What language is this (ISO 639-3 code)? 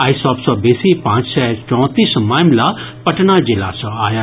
mai